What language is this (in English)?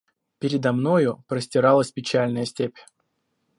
Russian